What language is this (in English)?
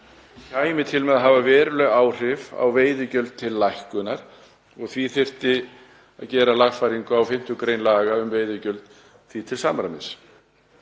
Icelandic